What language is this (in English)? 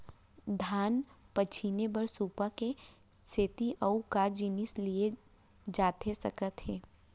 Chhattisgarhi